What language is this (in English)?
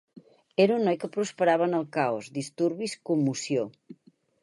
Catalan